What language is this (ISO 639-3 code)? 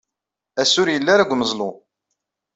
kab